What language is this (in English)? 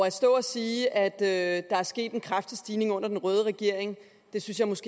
Danish